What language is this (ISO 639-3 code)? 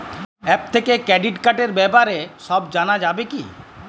ben